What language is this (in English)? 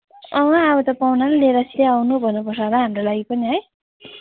Nepali